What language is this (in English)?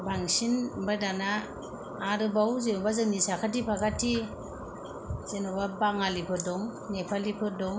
Bodo